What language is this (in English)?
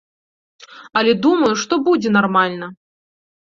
Belarusian